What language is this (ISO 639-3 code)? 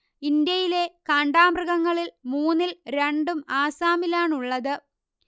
mal